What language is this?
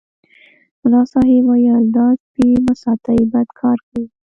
Pashto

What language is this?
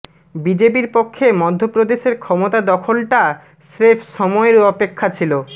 Bangla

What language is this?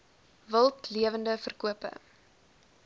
Afrikaans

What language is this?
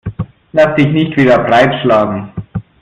German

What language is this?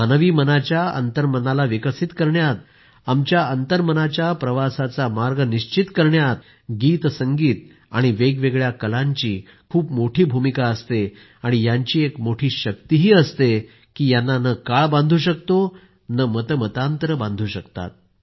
Marathi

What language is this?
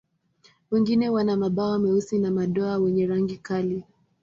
Swahili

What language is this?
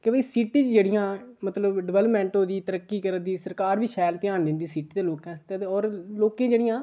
Dogri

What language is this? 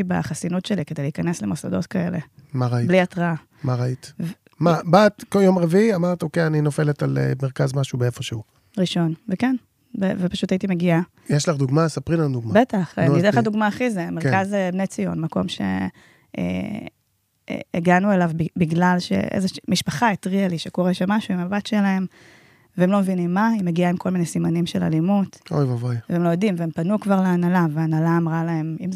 Hebrew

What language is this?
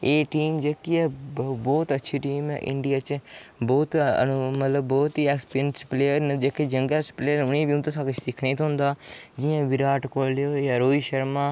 Dogri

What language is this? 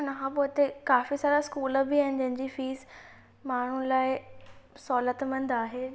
Sindhi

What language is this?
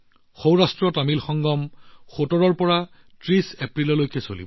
Assamese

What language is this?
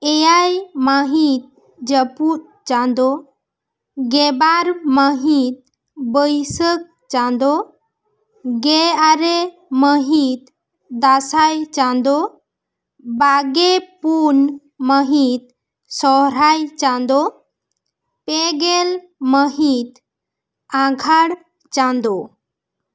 Santali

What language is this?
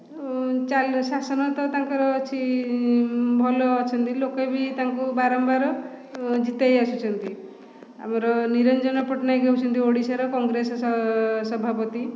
Odia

